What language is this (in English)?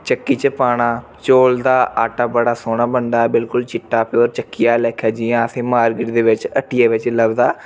Dogri